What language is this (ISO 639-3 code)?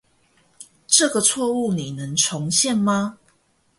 zho